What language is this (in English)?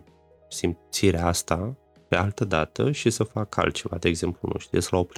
Romanian